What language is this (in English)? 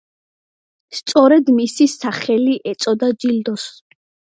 Georgian